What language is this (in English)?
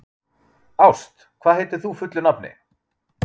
Icelandic